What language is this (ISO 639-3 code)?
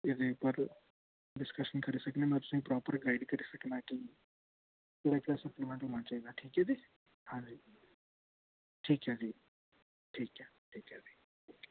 doi